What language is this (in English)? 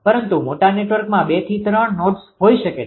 Gujarati